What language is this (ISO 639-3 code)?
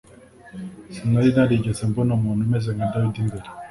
kin